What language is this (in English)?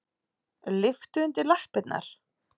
Icelandic